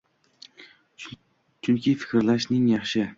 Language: Uzbek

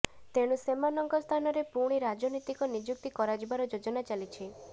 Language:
Odia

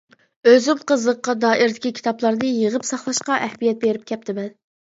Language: Uyghur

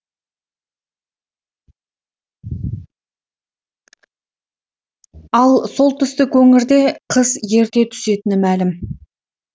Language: Kazakh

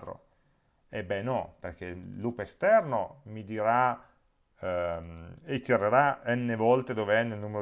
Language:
Italian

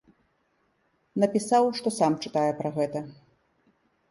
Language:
Belarusian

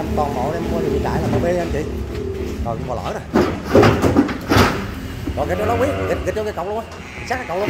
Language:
Vietnamese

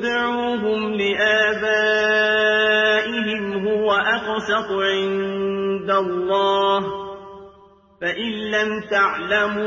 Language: Arabic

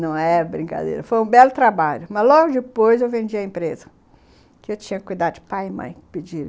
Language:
Portuguese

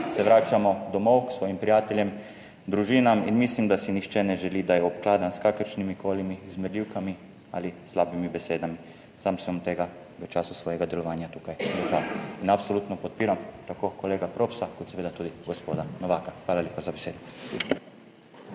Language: Slovenian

